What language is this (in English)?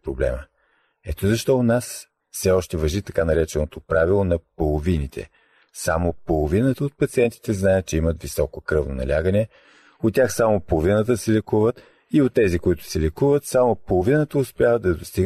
Bulgarian